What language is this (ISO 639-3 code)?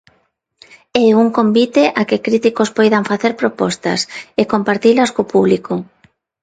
glg